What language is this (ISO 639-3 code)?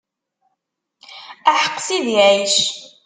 kab